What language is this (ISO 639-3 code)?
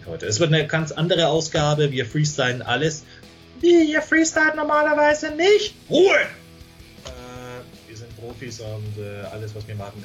deu